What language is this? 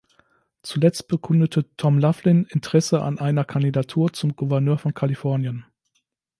German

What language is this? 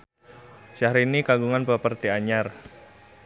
Sundanese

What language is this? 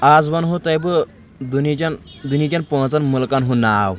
Kashmiri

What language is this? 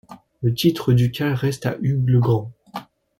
French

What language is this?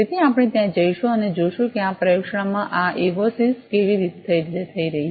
Gujarati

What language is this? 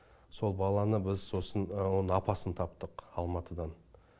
Kazakh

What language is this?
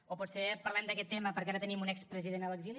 Catalan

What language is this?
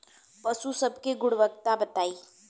Bhojpuri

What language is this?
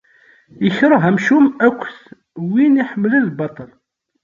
Kabyle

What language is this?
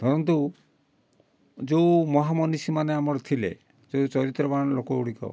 Odia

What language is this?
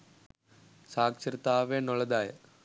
Sinhala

